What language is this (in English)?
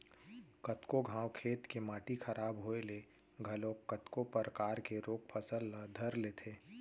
Chhattisgarhi